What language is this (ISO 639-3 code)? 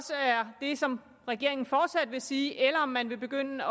dan